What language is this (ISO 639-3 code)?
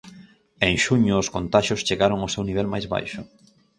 glg